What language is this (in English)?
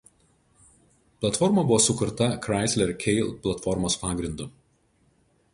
Lithuanian